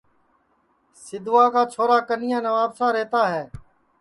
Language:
Sansi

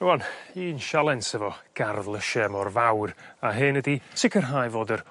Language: Welsh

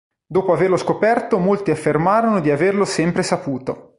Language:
Italian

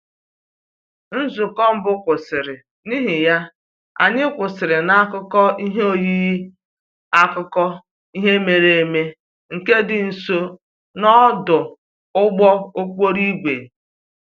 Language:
Igbo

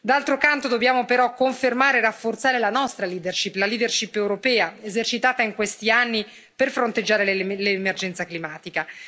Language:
Italian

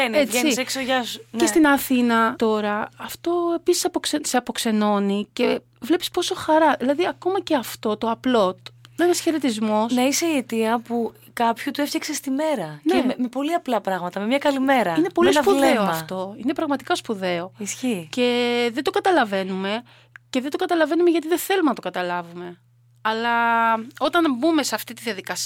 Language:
Greek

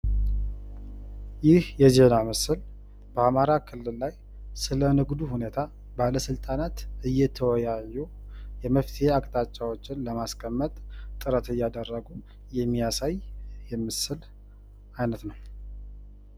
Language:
Amharic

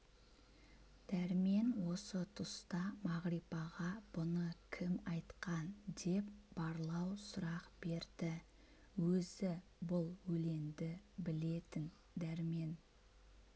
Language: Kazakh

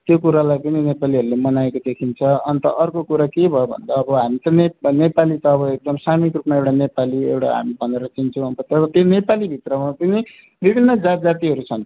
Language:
Nepali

